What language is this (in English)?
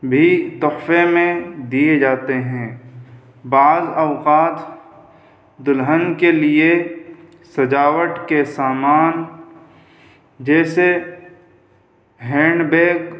Urdu